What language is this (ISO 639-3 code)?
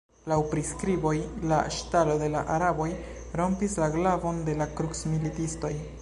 epo